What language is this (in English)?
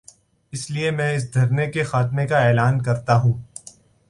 Urdu